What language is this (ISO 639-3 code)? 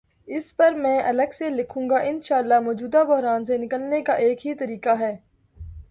urd